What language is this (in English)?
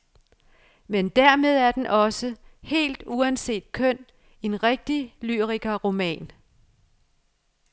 Danish